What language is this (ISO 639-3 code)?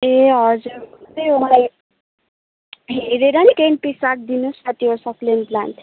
nep